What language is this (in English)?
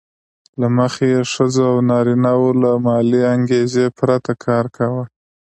Pashto